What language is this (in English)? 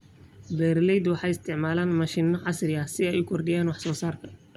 Somali